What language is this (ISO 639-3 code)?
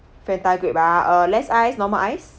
eng